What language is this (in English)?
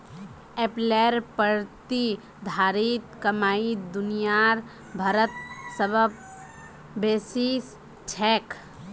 Magahi